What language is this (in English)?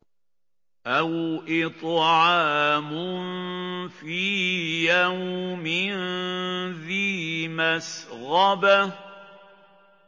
Arabic